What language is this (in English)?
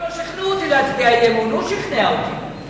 Hebrew